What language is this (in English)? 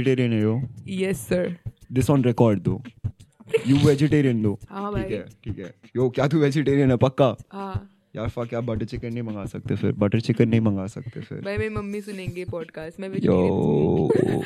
Hindi